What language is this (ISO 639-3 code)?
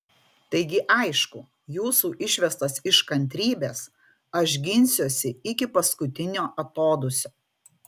lit